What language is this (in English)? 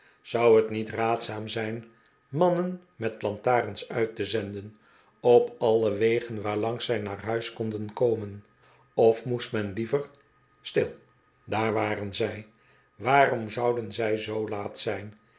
Dutch